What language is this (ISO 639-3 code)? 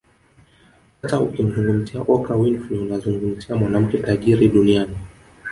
swa